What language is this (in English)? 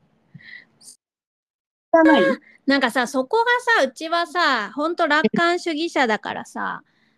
Japanese